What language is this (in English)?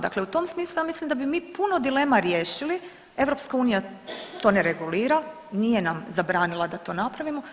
Croatian